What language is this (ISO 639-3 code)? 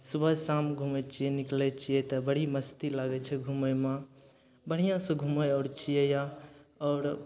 mai